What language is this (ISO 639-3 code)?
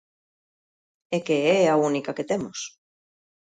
glg